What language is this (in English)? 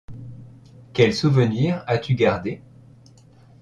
French